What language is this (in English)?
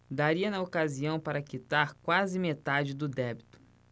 Portuguese